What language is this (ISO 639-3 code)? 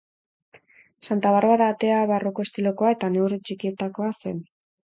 eus